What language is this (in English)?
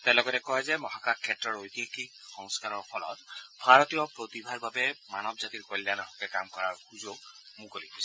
Assamese